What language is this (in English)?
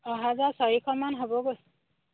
Assamese